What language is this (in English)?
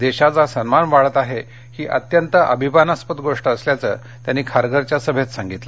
Marathi